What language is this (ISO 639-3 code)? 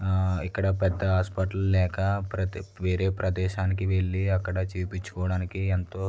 tel